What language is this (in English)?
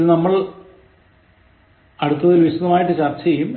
Malayalam